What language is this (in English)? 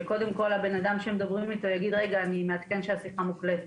Hebrew